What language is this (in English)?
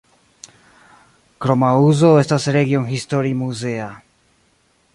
Esperanto